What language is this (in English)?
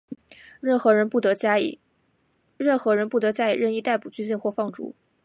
Chinese